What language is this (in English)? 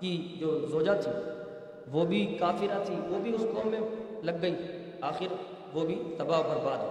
Urdu